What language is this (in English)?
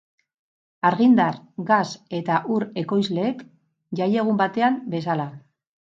Basque